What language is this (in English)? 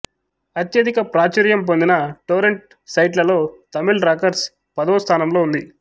Telugu